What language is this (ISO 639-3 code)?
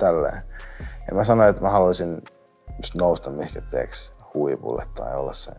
fin